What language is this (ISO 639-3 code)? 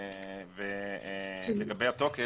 heb